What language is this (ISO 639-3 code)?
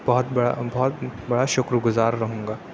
urd